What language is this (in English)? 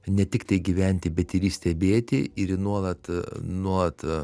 Lithuanian